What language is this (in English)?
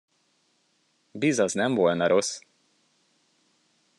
Hungarian